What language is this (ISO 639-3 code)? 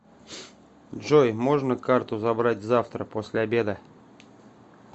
rus